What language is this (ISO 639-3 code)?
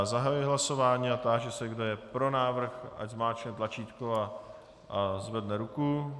ces